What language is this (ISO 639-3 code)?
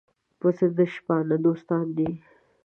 pus